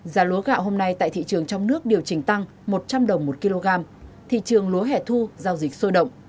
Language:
Vietnamese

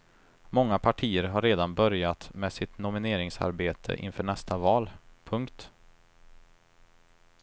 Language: Swedish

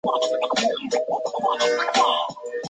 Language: Chinese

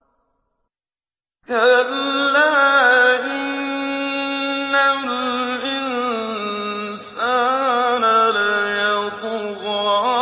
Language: Arabic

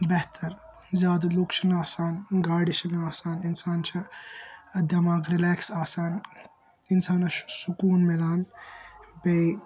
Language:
Kashmiri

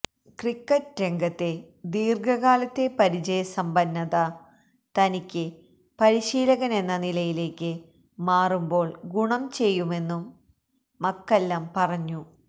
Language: Malayalam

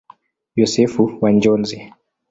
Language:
Swahili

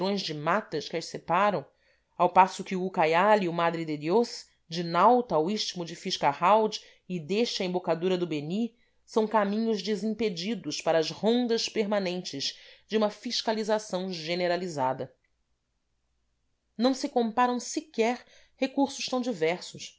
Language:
Portuguese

